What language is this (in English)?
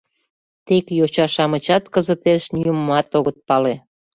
Mari